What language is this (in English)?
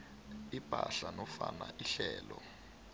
South Ndebele